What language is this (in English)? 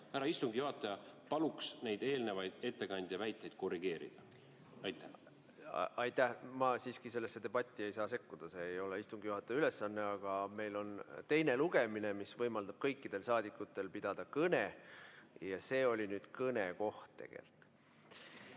Estonian